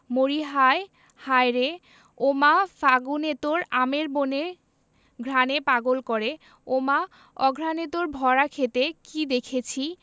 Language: Bangla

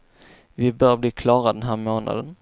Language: Swedish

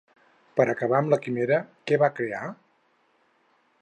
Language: Catalan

